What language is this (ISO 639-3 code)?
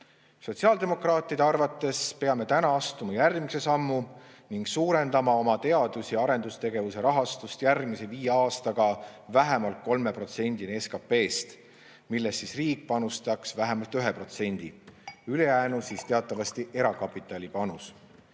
est